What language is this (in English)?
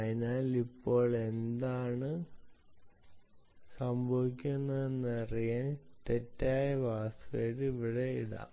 Malayalam